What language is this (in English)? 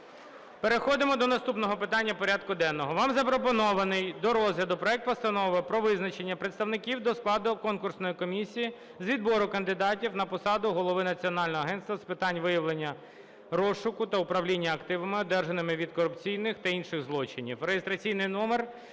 Ukrainian